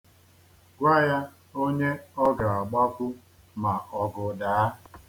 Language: Igbo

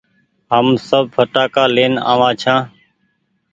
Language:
Goaria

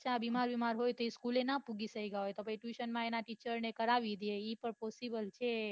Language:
Gujarati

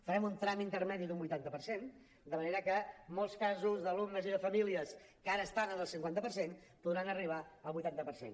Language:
Catalan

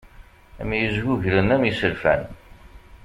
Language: Kabyle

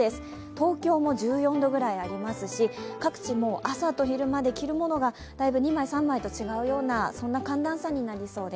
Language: Japanese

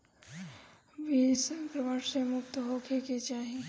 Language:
Bhojpuri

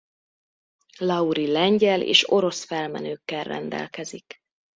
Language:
Hungarian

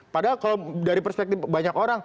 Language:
Indonesian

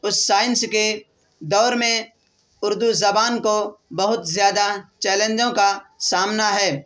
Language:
Urdu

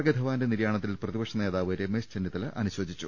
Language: Malayalam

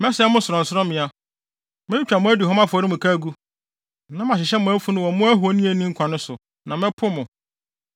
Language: Akan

